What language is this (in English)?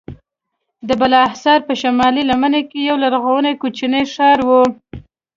Pashto